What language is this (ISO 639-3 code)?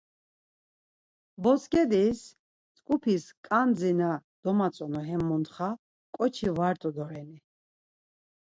lzz